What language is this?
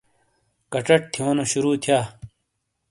Shina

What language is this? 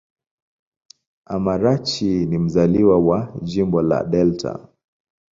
Swahili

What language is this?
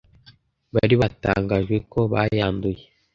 Kinyarwanda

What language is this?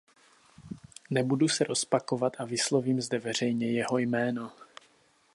Czech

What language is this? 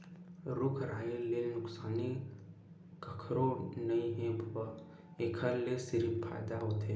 Chhattisgarhi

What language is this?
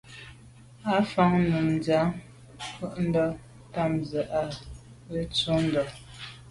Medumba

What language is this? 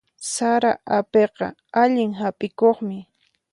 Puno Quechua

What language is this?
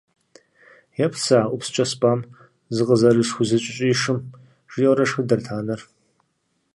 Kabardian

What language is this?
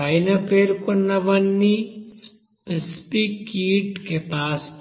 Telugu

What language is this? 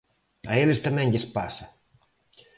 Galician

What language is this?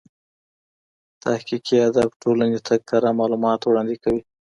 Pashto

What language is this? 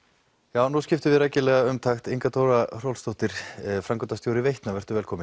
Icelandic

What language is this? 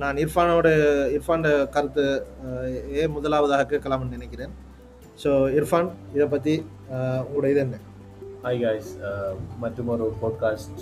Tamil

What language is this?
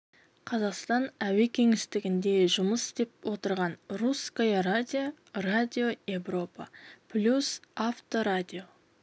Kazakh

